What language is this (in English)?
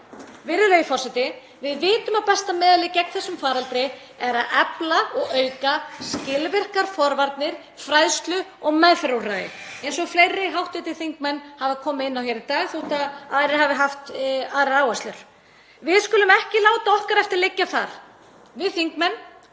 Icelandic